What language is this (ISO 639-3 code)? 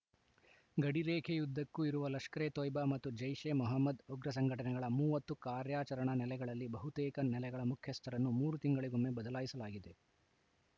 kan